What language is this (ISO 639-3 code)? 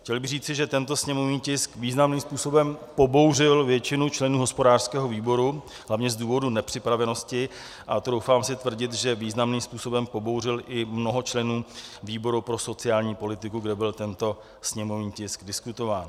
ces